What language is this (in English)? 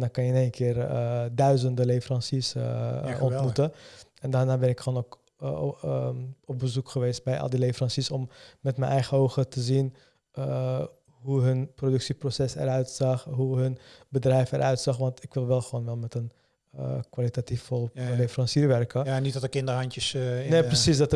Dutch